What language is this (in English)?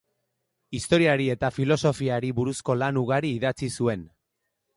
Basque